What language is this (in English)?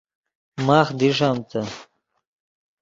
Yidgha